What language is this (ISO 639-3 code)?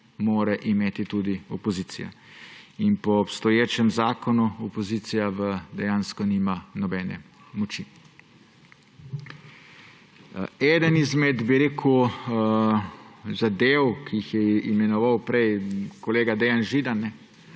slv